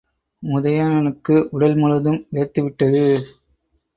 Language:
Tamil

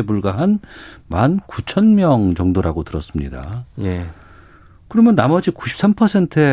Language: Korean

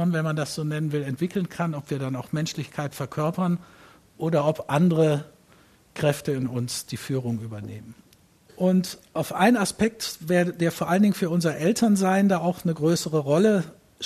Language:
German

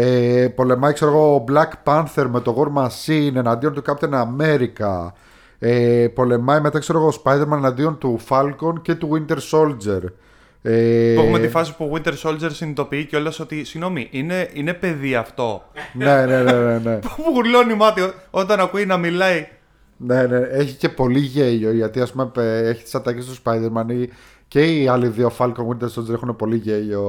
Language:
Greek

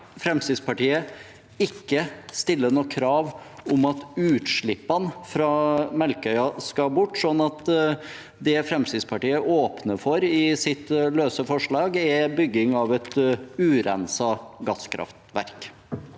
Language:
Norwegian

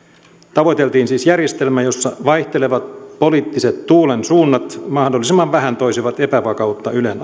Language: Finnish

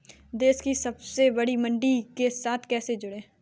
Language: Hindi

